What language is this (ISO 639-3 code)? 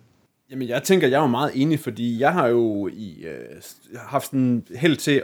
dan